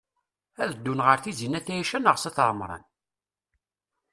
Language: Kabyle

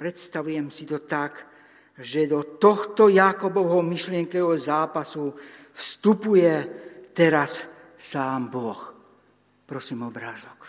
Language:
Slovak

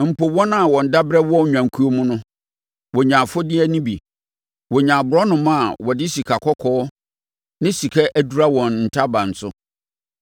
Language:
Akan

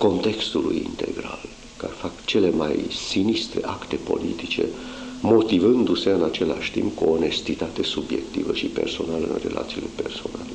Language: Romanian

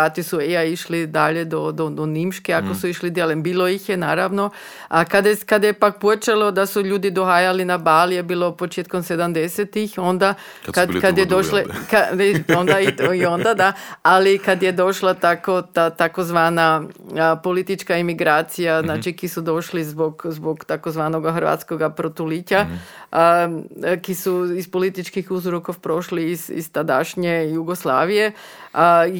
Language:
Croatian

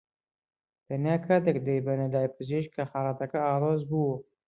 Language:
Central Kurdish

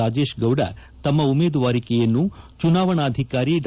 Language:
Kannada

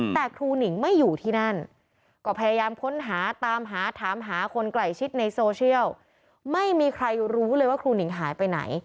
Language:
Thai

